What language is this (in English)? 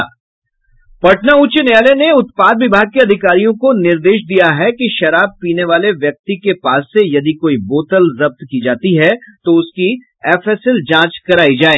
Hindi